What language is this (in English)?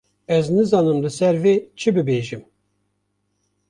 Kurdish